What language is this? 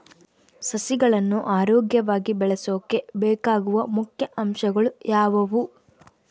Kannada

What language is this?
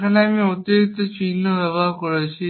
Bangla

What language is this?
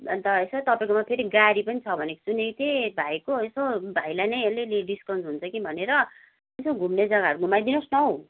Nepali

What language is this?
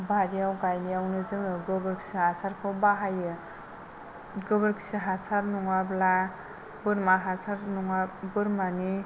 Bodo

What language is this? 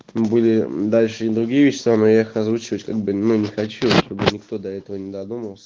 Russian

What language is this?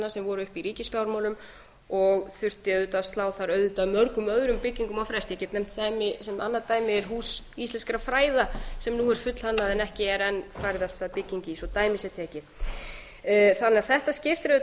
Icelandic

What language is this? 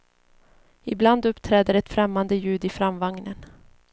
Swedish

